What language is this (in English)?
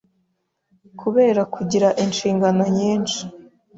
Kinyarwanda